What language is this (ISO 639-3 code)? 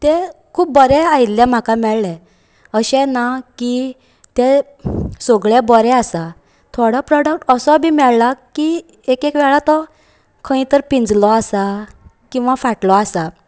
kok